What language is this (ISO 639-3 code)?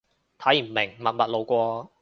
yue